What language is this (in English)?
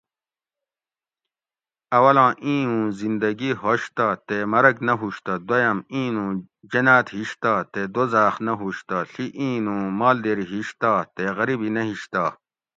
Gawri